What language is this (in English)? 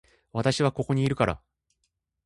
Japanese